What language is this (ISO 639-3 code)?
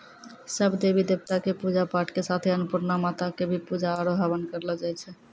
mai